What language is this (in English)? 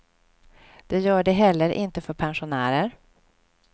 Swedish